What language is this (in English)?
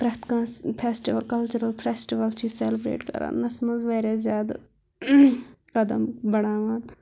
Kashmiri